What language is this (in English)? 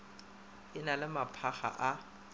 Northern Sotho